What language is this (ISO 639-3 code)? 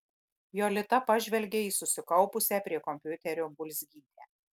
lit